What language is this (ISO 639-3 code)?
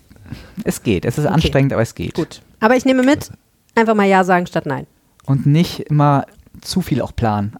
deu